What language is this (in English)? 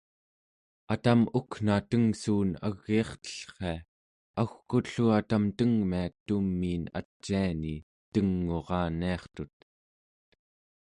Central Yupik